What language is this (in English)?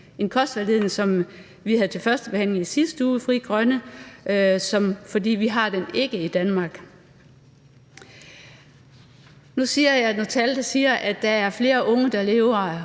Danish